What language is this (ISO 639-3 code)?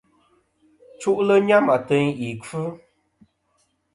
bkm